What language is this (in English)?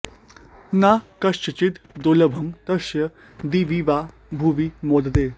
Sanskrit